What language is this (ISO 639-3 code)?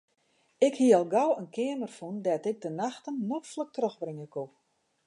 fry